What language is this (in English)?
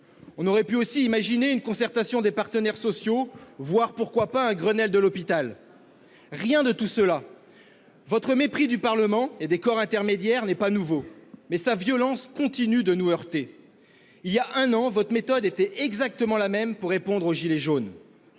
French